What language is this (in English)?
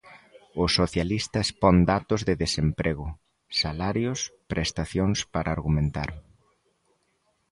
Galician